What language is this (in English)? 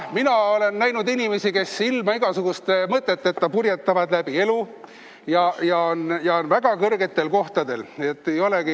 Estonian